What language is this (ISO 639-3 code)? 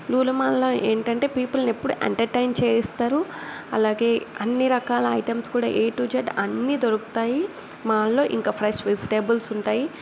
tel